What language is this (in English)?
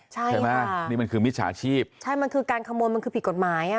Thai